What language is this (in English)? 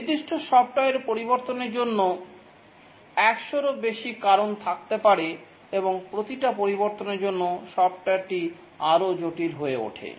Bangla